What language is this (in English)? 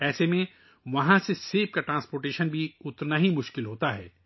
Urdu